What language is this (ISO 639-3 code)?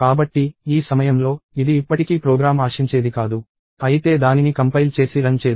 tel